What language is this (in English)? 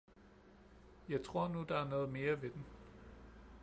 Danish